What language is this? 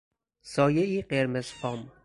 Persian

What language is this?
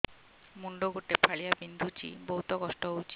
Odia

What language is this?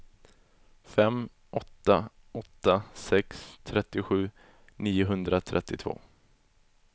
Swedish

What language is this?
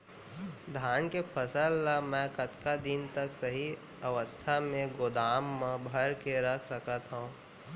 Chhattisgarhi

